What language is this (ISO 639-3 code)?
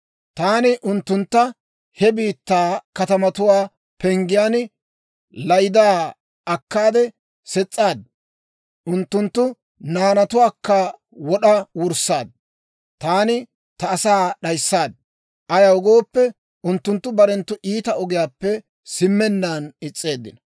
dwr